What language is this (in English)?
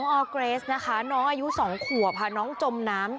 Thai